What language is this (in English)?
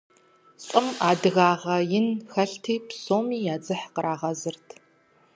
Kabardian